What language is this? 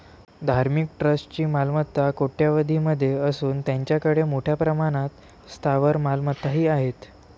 Marathi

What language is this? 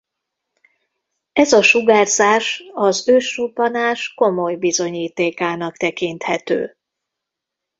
Hungarian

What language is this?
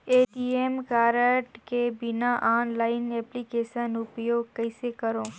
Chhattisgarhi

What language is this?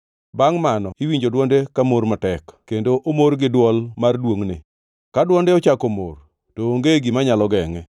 Luo (Kenya and Tanzania)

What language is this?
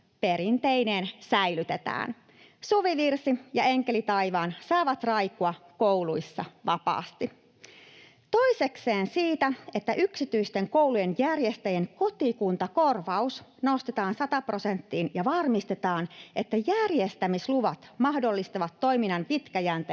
Finnish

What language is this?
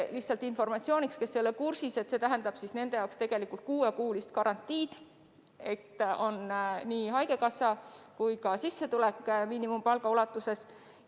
Estonian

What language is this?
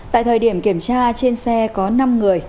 Vietnamese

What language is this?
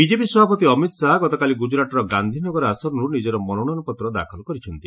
Odia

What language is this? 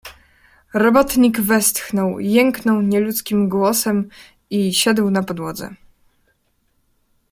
Polish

